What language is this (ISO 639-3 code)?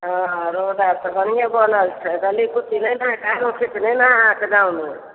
mai